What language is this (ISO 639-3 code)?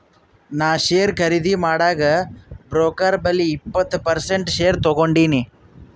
kan